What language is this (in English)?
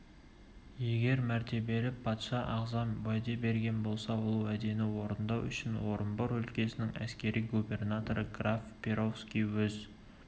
Kazakh